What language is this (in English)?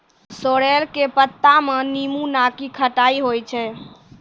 Maithili